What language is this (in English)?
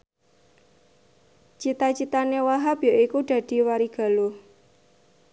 Javanese